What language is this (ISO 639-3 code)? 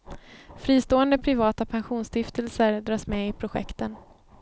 swe